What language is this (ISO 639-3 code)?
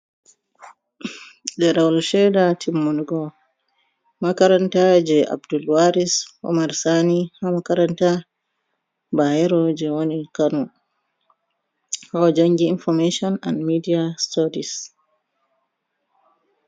ful